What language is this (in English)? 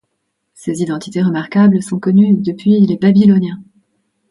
French